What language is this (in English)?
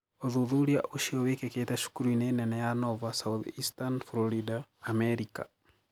Kikuyu